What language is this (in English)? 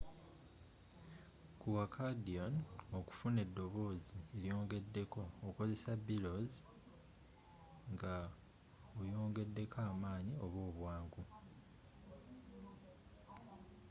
Ganda